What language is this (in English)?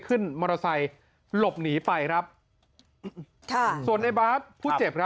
Thai